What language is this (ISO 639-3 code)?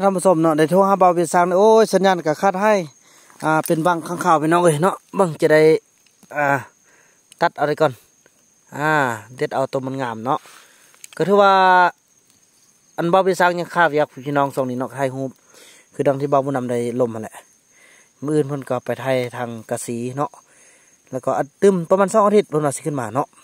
tha